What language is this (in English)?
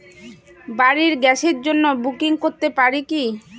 Bangla